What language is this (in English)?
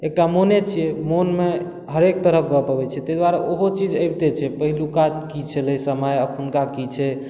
Maithili